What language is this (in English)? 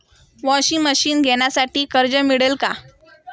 Marathi